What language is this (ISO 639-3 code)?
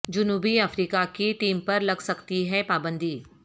urd